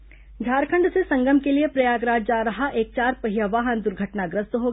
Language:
Hindi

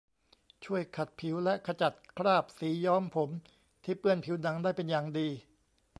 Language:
Thai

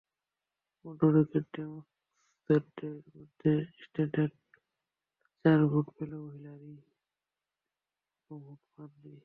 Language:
Bangla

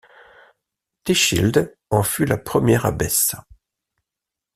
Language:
French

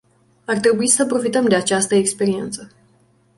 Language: Romanian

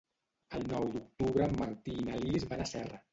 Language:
Catalan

